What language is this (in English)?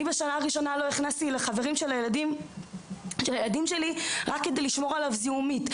Hebrew